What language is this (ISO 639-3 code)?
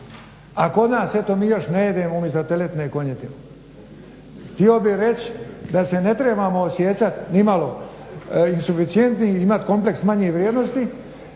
hrv